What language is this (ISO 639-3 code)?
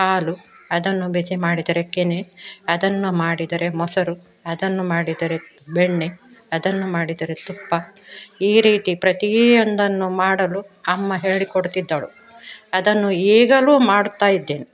kan